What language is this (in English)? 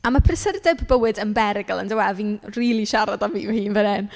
Welsh